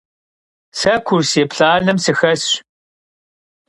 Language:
Kabardian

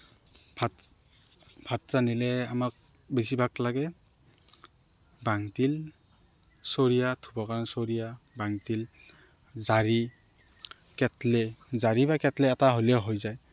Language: Assamese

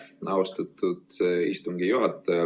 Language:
Estonian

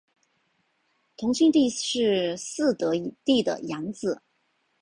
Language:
Chinese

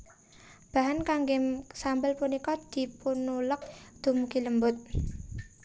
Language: Javanese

